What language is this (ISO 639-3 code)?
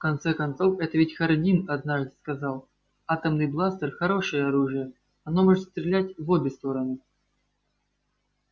rus